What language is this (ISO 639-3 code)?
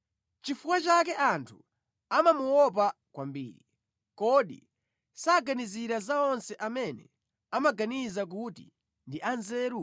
nya